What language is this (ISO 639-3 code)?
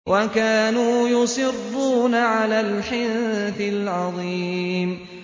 ara